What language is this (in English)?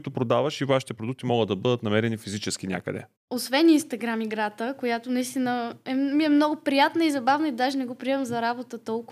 Bulgarian